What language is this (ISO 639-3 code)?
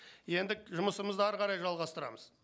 kaz